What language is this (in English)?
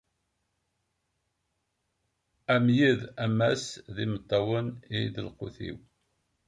Kabyle